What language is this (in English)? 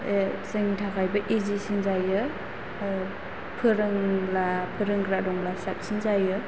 Bodo